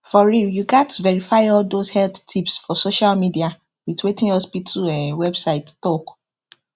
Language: Nigerian Pidgin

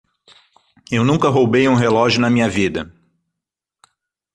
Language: Portuguese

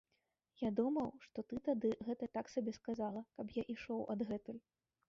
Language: Belarusian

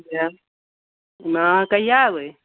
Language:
Maithili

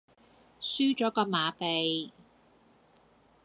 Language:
Cantonese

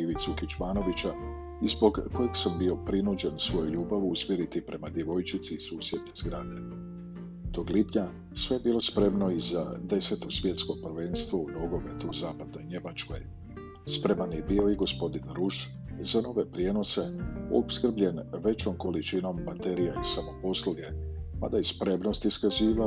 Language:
Croatian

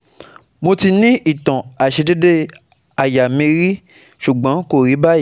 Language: Yoruba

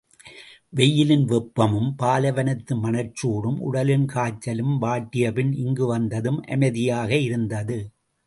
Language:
Tamil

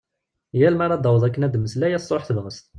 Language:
Kabyle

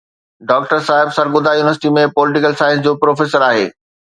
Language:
Sindhi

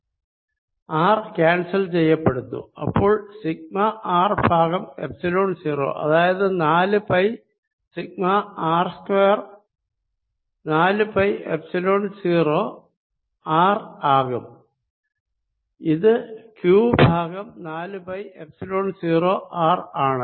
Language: Malayalam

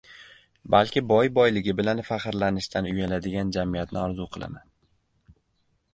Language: Uzbek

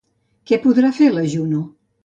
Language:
Catalan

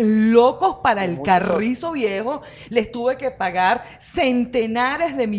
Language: Spanish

